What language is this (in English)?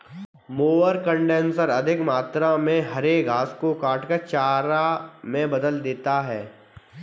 Hindi